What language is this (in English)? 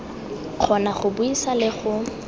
Tswana